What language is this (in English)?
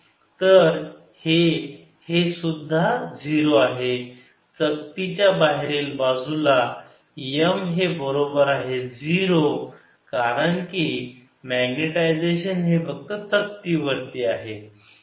Marathi